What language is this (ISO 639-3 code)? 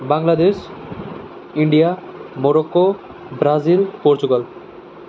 nep